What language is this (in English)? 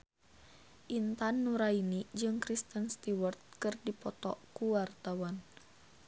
Sundanese